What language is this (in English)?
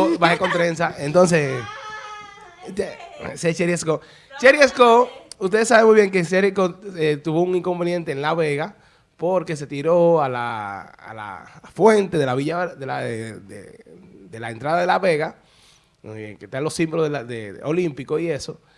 Spanish